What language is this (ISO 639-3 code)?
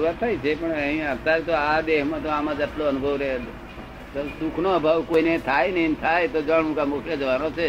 guj